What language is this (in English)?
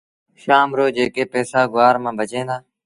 Sindhi Bhil